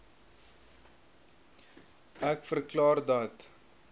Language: Afrikaans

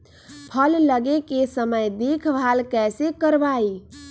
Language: Magahi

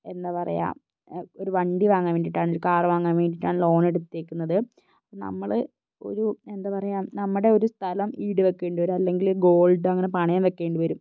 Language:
Malayalam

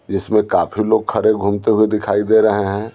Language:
Hindi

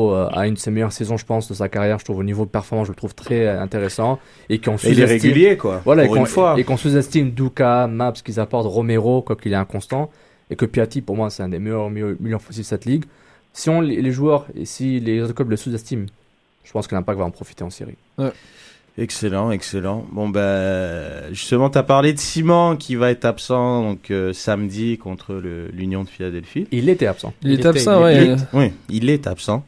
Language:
French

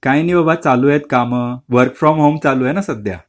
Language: Marathi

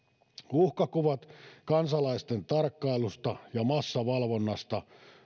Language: Finnish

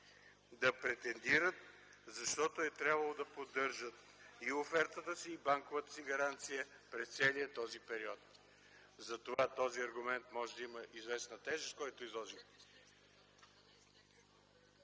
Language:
Bulgarian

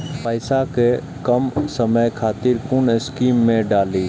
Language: Maithili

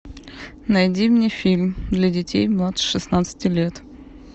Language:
Russian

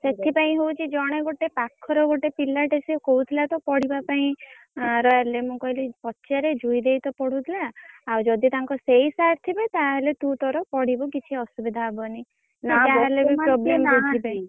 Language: Odia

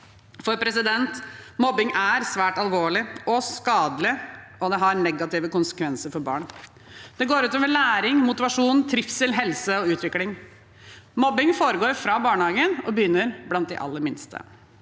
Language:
Norwegian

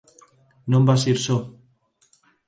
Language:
Galician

